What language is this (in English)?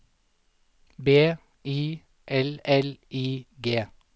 Norwegian